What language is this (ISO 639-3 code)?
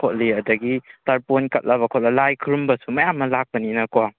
mni